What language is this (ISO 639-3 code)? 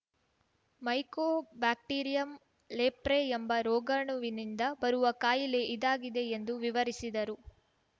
kan